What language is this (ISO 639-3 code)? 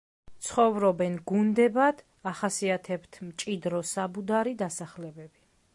kat